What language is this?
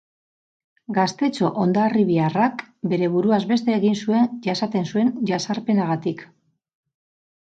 Basque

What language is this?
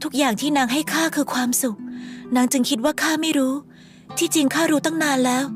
Thai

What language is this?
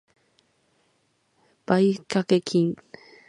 Japanese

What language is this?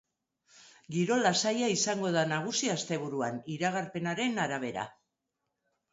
Basque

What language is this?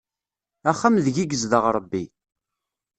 Kabyle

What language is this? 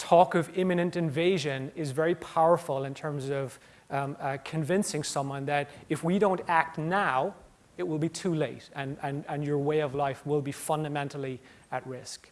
English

